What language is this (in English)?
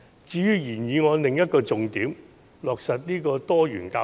Cantonese